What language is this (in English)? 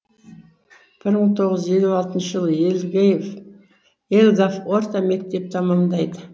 Kazakh